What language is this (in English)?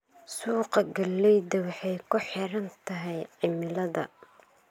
Somali